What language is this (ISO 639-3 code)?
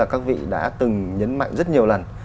vie